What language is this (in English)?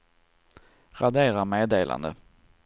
Swedish